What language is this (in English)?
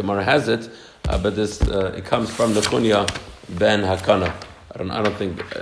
English